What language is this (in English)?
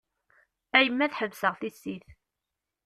Kabyle